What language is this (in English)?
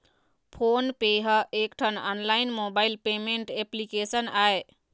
Chhattisgarhi